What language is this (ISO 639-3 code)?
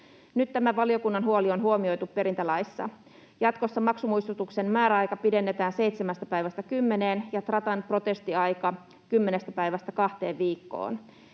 fin